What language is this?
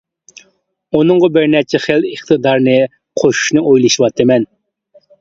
Uyghur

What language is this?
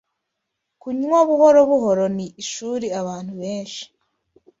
Kinyarwanda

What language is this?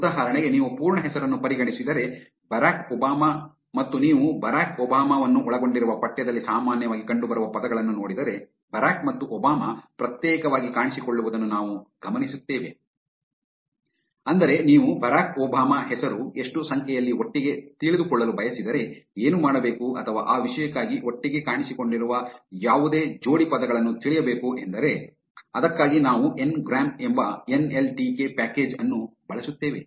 Kannada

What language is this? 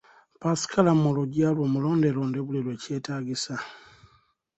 Ganda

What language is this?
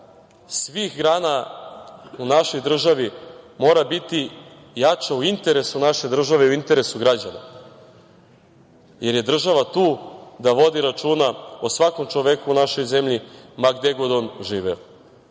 Serbian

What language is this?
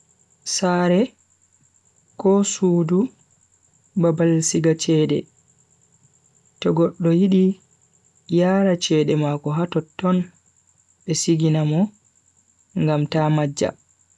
Bagirmi Fulfulde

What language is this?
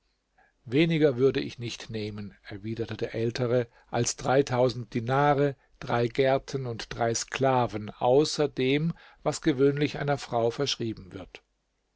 German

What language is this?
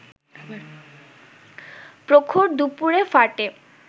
Bangla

